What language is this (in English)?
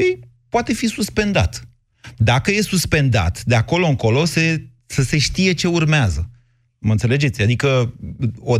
Romanian